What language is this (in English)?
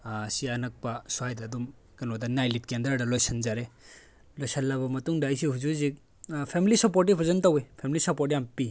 Manipuri